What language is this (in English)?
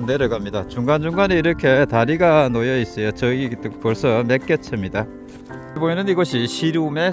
Korean